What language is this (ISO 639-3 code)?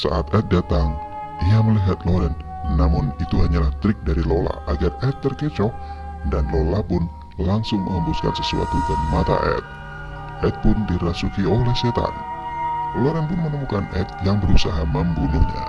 ind